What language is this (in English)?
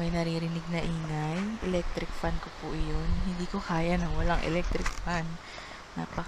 Filipino